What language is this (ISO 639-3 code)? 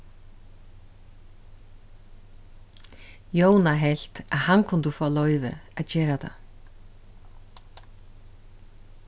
fao